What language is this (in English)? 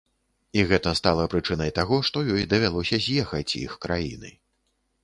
Belarusian